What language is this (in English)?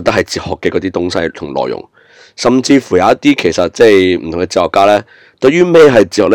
Chinese